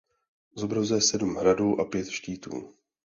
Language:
Czech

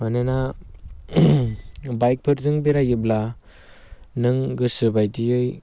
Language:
Bodo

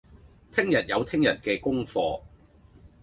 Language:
Cantonese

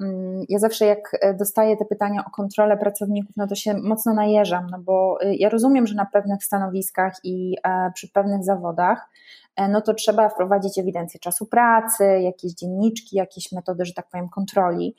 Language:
Polish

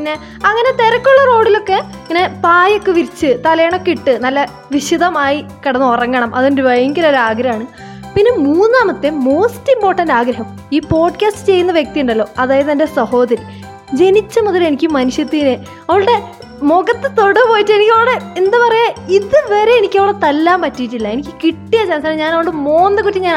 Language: Malayalam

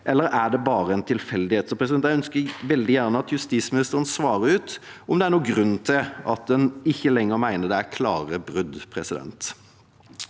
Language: Norwegian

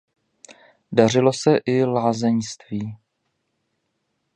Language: Czech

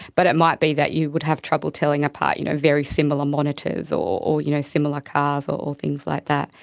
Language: English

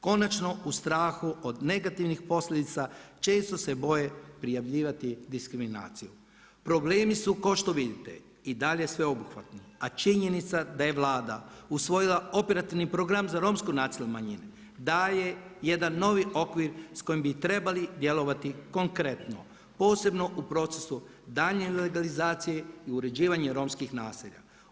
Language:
Croatian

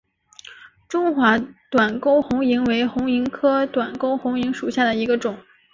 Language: Chinese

